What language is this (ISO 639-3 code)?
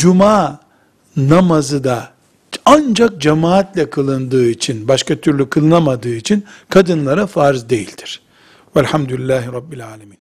tur